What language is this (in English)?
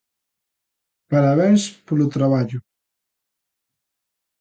Galician